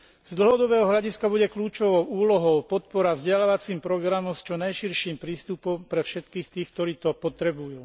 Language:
Slovak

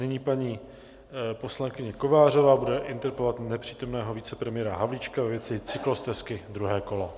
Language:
Czech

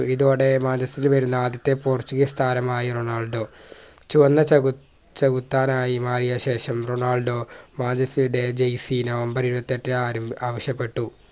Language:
Malayalam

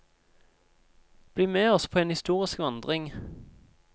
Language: Norwegian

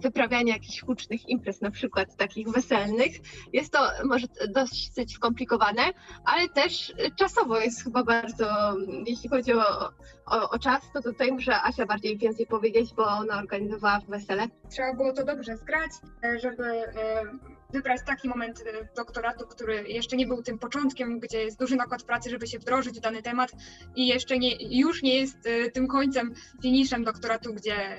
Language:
Polish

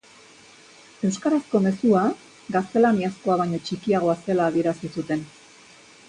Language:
Basque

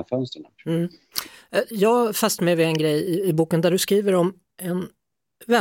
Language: Swedish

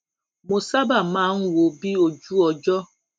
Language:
Yoruba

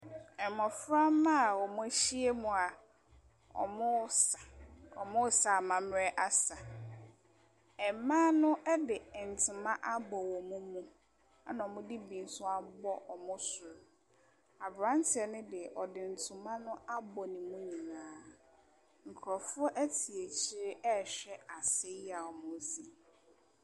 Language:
Akan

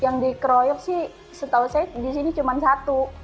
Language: Indonesian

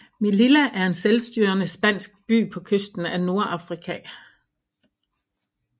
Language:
Danish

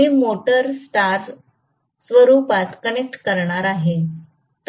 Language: Marathi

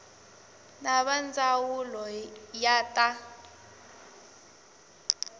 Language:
Tsonga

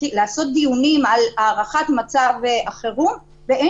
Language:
Hebrew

